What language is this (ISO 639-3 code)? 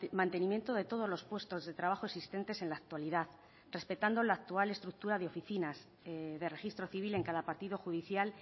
spa